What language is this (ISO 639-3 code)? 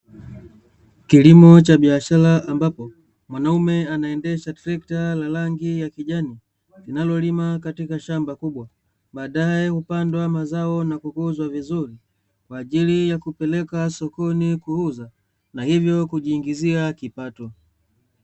swa